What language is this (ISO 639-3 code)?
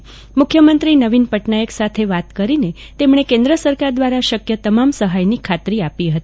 guj